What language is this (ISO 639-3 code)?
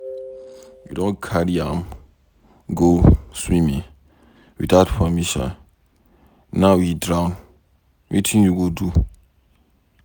pcm